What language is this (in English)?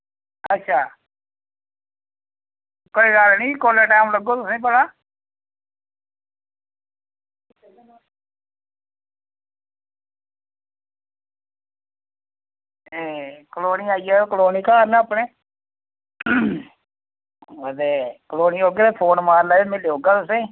Dogri